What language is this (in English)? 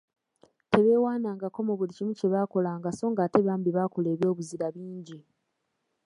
Ganda